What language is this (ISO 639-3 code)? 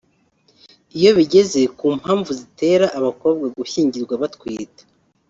kin